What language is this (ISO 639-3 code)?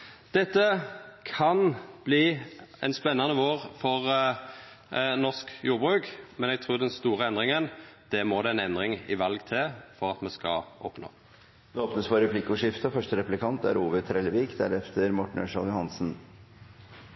nor